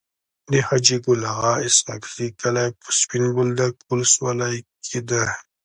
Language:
Pashto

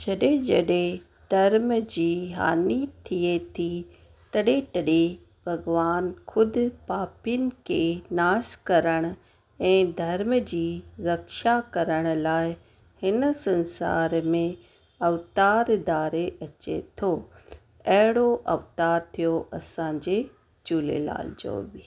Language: Sindhi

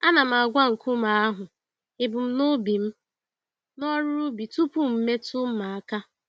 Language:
Igbo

